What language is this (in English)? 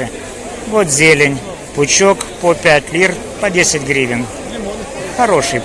Russian